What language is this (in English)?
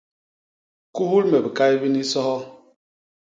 Basaa